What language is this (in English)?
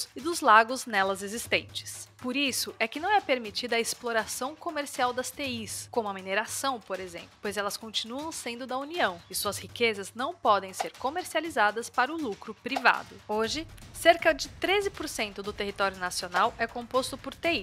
Portuguese